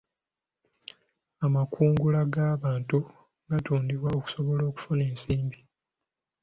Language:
Ganda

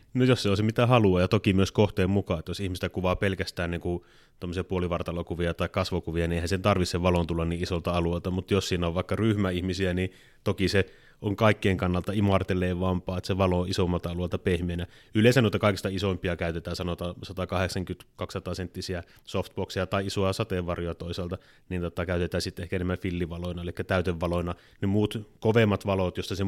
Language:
Finnish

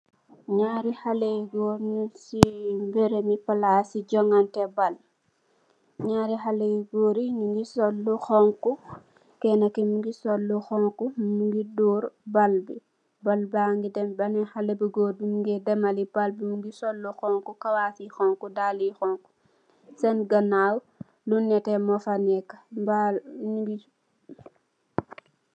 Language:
Wolof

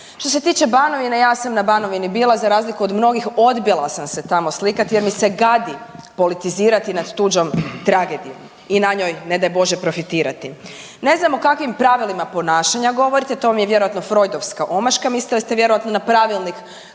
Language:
Croatian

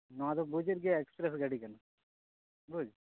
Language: Santali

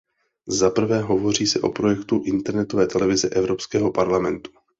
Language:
Czech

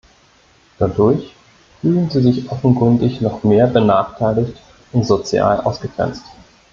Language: German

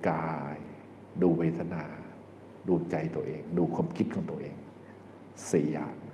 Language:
Thai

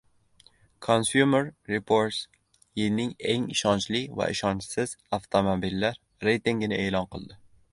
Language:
Uzbek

